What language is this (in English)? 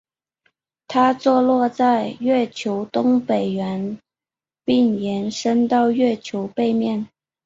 Chinese